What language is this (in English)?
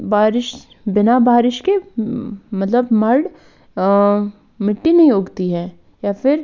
Kashmiri